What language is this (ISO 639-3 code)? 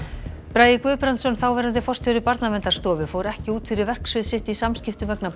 isl